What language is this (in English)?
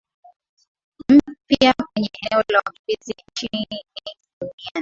Swahili